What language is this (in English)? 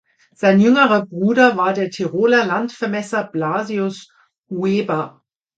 German